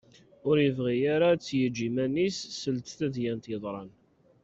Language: Kabyle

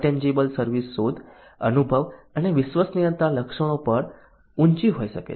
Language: Gujarati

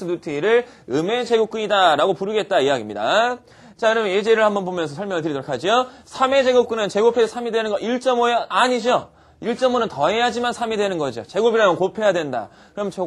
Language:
Korean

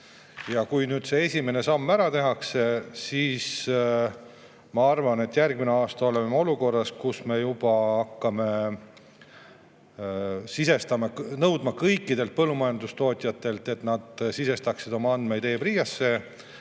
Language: Estonian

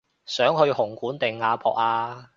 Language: Cantonese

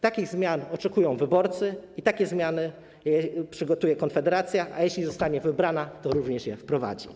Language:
Polish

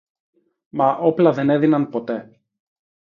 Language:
Greek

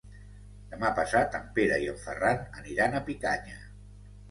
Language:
Catalan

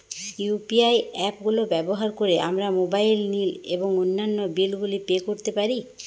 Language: Bangla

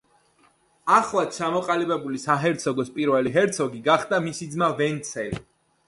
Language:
Georgian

